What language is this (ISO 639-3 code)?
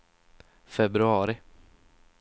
swe